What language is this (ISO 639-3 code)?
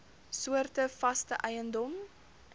afr